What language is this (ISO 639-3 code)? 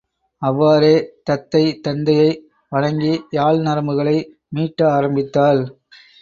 tam